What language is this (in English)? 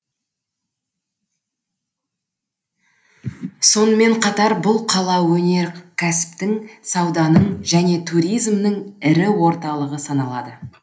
Kazakh